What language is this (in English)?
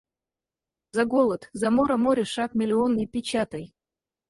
Russian